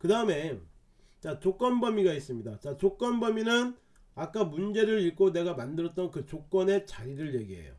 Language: Korean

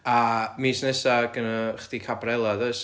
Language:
Welsh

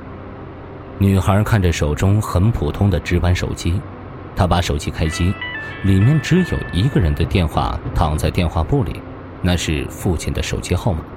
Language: Chinese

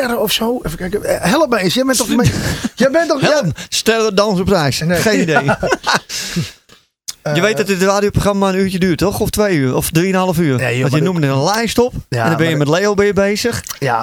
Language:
Dutch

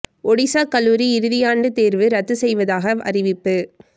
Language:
Tamil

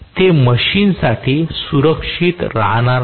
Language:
Marathi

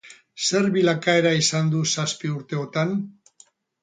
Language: Basque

